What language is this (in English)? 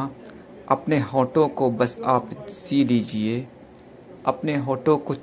Hindi